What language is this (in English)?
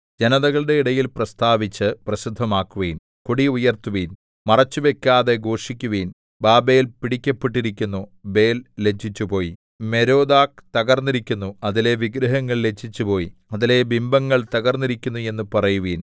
Malayalam